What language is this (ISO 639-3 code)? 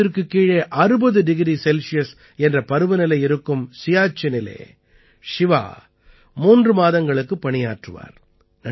tam